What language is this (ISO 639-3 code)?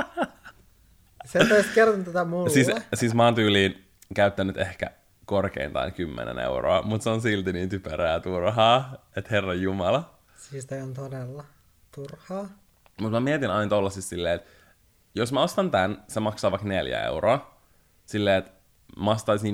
fin